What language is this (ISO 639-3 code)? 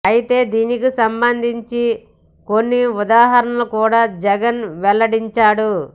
tel